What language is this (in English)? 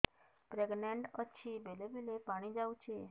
Odia